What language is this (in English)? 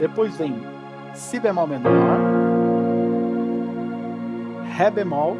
Portuguese